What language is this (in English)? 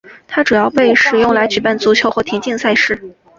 Chinese